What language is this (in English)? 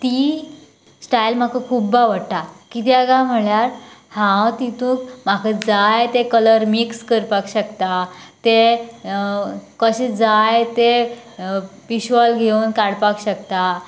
Konkani